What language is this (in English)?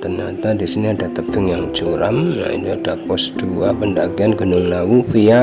Indonesian